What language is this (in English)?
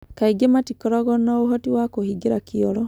Kikuyu